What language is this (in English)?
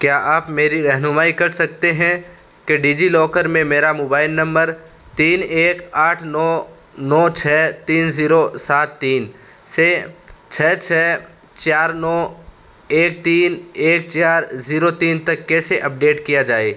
Urdu